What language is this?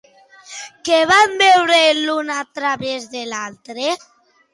Catalan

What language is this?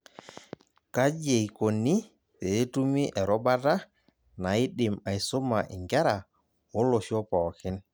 Masai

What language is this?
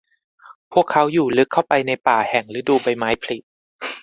Thai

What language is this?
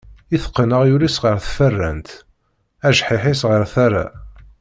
Kabyle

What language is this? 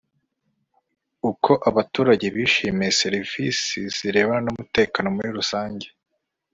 Kinyarwanda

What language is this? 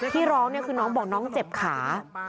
Thai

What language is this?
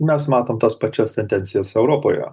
Lithuanian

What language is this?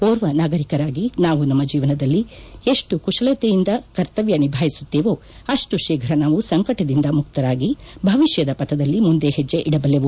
Kannada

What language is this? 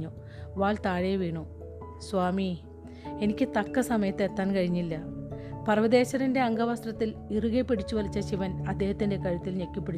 Malayalam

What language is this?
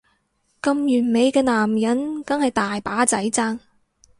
Cantonese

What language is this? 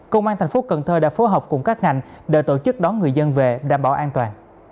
Vietnamese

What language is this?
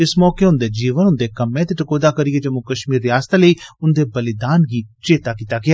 Dogri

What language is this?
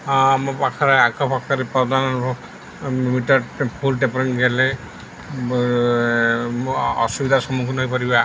Odia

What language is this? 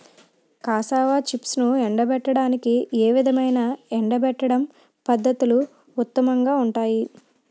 Telugu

